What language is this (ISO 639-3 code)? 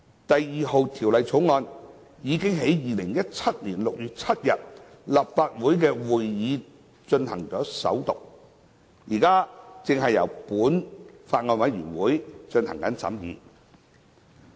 yue